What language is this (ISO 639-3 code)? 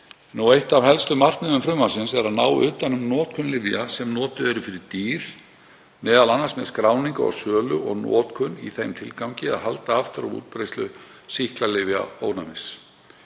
isl